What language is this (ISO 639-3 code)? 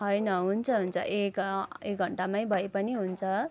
nep